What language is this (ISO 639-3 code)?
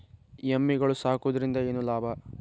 kan